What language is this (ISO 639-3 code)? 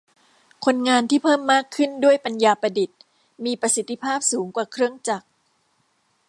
tha